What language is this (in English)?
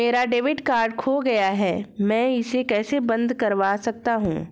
Hindi